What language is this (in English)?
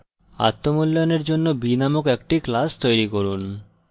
Bangla